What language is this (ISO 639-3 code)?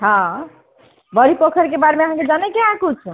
mai